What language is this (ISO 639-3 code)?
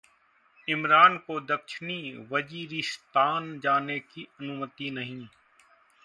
hin